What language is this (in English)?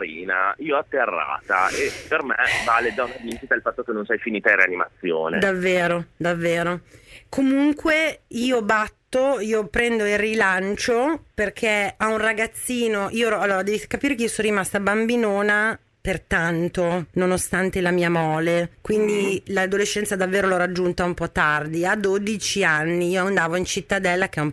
Italian